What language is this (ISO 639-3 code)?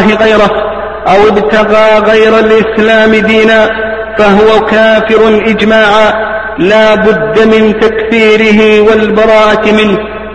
ara